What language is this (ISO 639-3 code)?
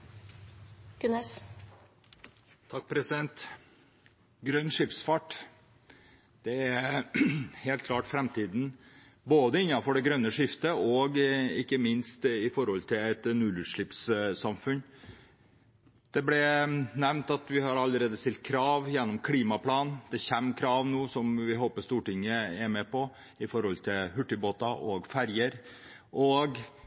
nob